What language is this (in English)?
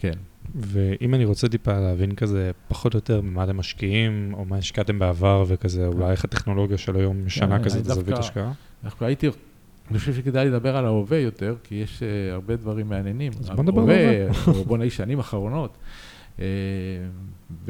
Hebrew